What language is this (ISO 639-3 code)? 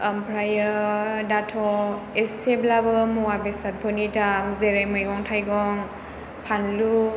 brx